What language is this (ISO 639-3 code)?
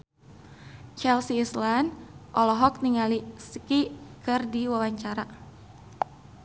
sun